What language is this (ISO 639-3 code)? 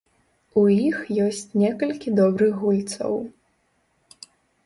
bel